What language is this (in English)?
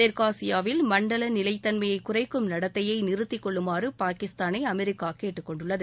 Tamil